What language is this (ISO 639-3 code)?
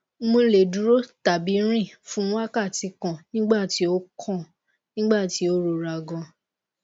yor